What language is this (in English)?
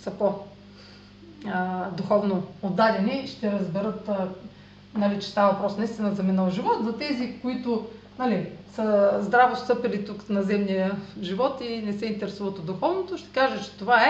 Bulgarian